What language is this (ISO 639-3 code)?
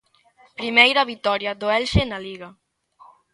glg